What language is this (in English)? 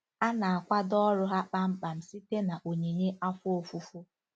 Igbo